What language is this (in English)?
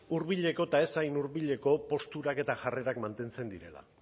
Basque